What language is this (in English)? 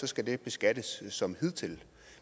Danish